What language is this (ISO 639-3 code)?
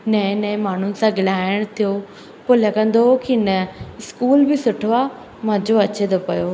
snd